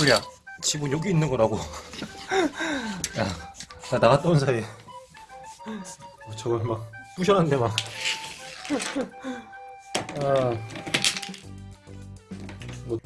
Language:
Korean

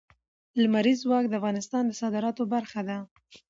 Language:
Pashto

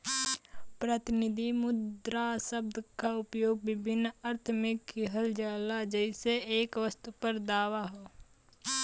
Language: Bhojpuri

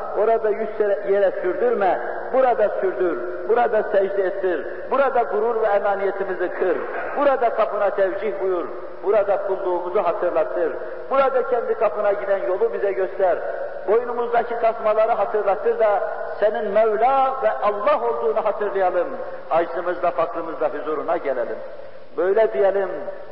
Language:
Turkish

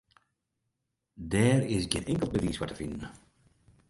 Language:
Western Frisian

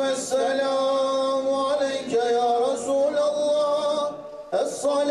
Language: Arabic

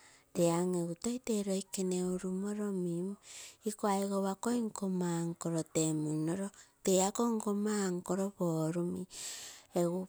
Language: Terei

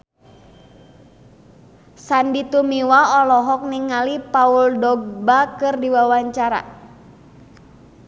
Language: Sundanese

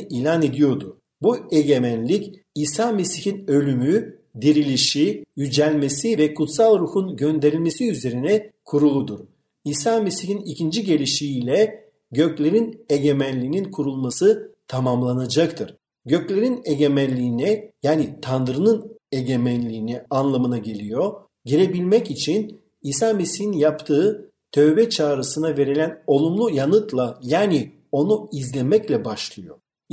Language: Turkish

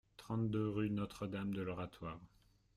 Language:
French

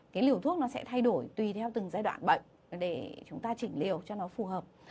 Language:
Vietnamese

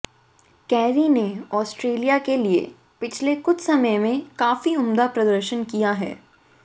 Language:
Hindi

